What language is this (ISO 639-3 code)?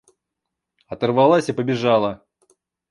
rus